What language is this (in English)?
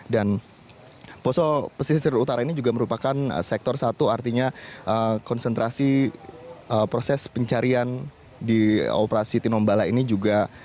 Indonesian